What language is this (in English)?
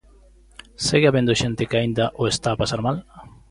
Galician